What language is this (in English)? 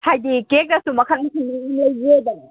Manipuri